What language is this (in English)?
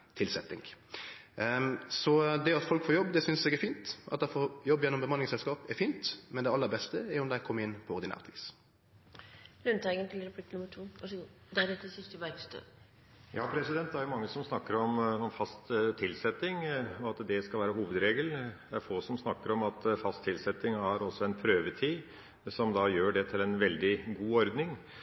Norwegian